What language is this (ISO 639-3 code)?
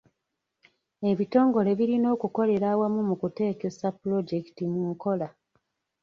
lug